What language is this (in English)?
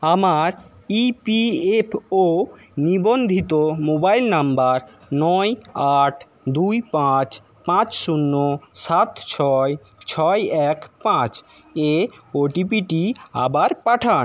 Bangla